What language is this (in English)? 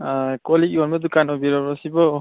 Manipuri